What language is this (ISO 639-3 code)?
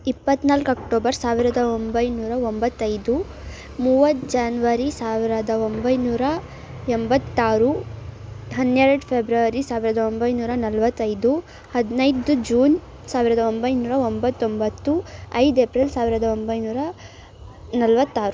kan